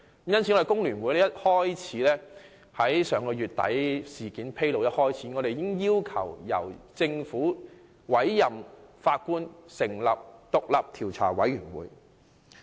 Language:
Cantonese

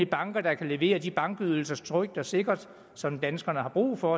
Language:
Danish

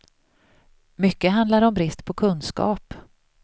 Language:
Swedish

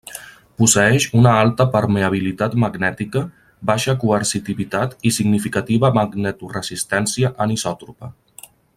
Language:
Catalan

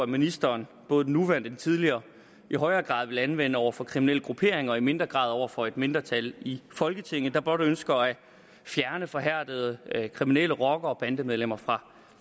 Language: Danish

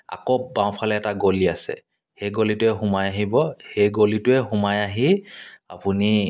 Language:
Assamese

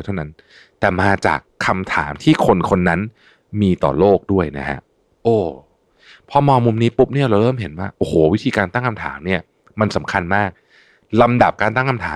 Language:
Thai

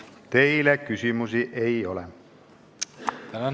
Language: Estonian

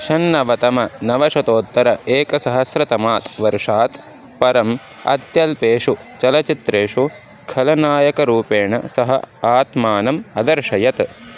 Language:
Sanskrit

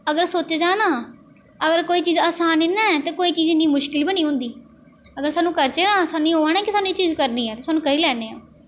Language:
Dogri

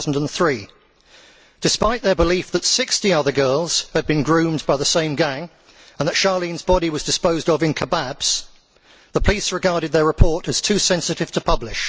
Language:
English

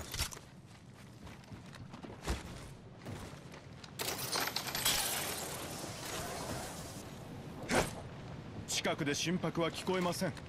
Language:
Japanese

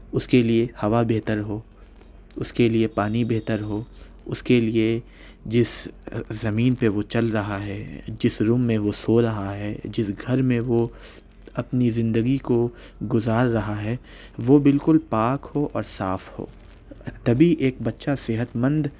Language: Urdu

